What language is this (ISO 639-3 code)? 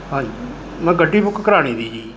pan